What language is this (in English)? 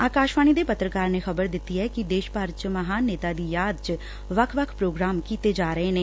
Punjabi